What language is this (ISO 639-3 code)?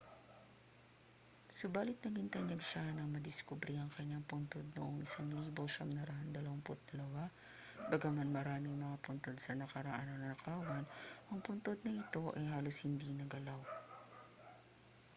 fil